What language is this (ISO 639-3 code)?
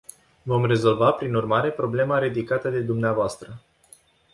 ron